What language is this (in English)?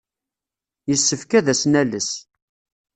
Kabyle